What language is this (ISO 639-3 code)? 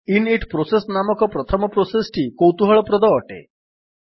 ori